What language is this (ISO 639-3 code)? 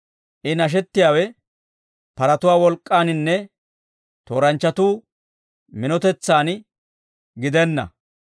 dwr